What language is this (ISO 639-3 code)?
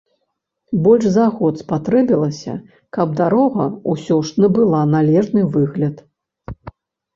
bel